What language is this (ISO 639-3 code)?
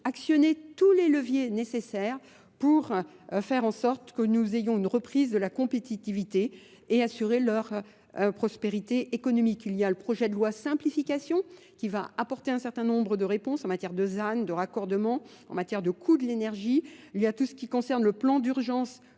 fra